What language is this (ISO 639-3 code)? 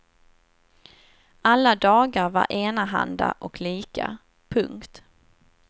swe